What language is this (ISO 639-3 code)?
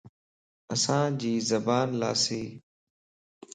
lss